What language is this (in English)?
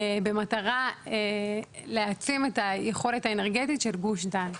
Hebrew